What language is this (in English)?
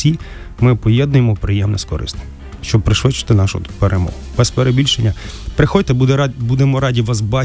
Ukrainian